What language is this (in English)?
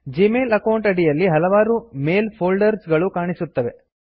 Kannada